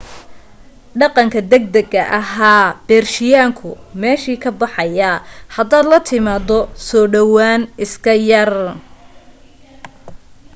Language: Somali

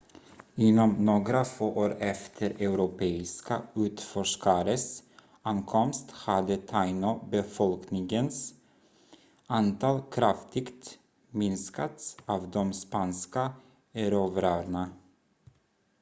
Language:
Swedish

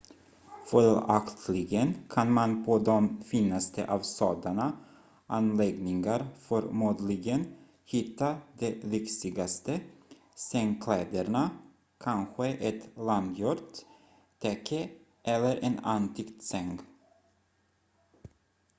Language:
Swedish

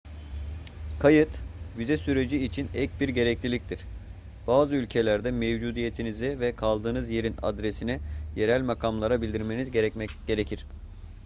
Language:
Turkish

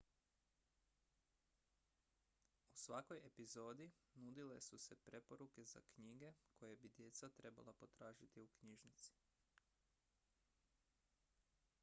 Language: Croatian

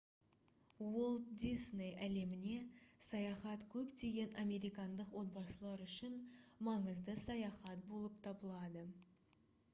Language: Kazakh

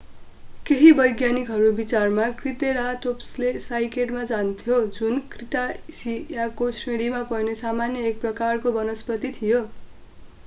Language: Nepali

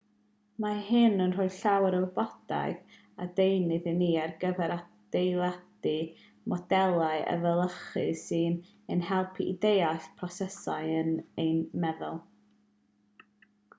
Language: Welsh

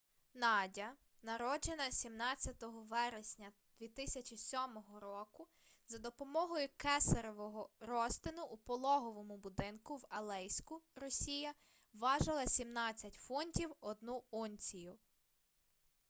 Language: Ukrainian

